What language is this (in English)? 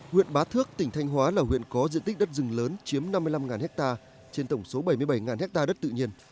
Vietnamese